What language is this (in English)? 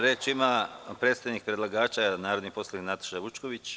Serbian